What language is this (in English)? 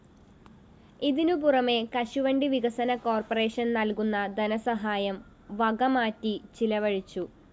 Malayalam